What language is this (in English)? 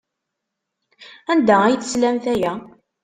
Kabyle